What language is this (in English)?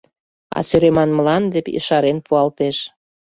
Mari